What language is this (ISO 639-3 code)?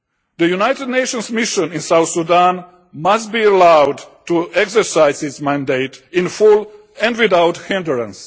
eng